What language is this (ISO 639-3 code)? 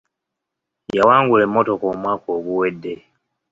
lug